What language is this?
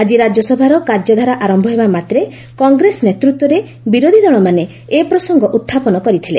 Odia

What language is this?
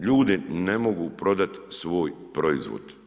Croatian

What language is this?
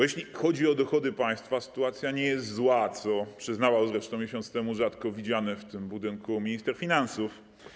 Polish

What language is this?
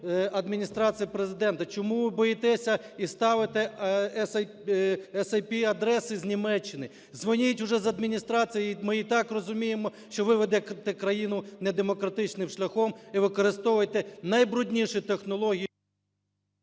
Ukrainian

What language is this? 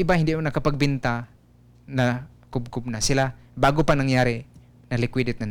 Filipino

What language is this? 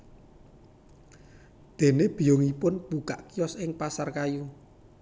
Javanese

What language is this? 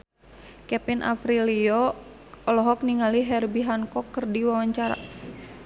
Sundanese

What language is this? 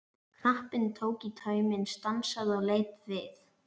Icelandic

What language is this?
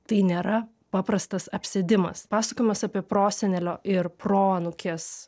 Lithuanian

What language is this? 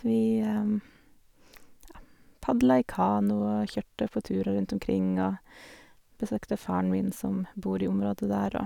Norwegian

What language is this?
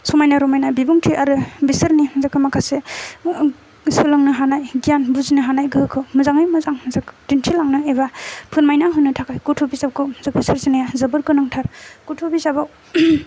Bodo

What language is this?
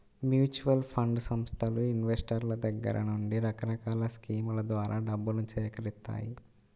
Telugu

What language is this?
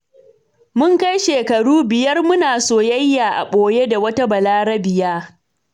Hausa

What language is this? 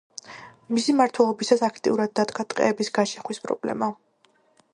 Georgian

